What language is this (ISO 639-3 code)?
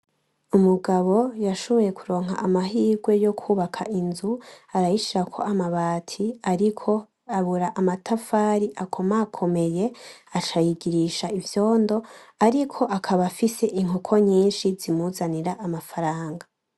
run